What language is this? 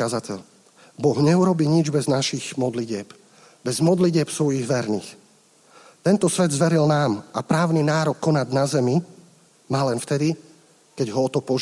Slovak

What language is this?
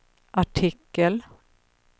Swedish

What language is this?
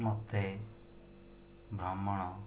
Odia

